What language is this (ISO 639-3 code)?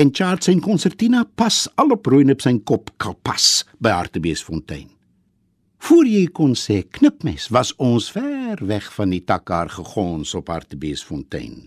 nld